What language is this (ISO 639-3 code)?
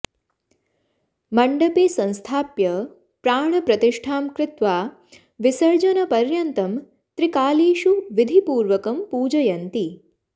san